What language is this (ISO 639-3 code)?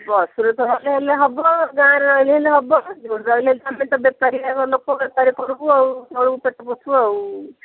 ori